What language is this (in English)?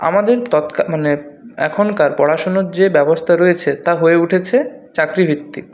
Bangla